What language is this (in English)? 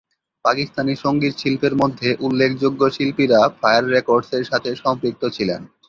Bangla